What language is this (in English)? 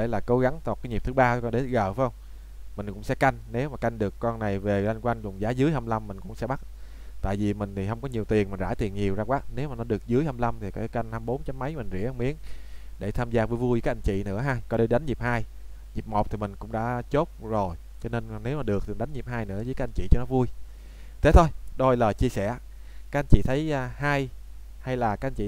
Vietnamese